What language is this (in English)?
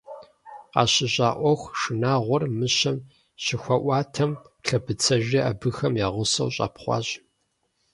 Kabardian